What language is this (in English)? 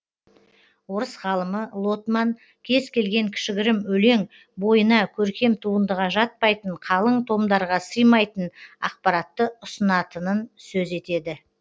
Kazakh